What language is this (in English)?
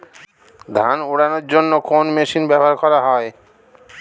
Bangla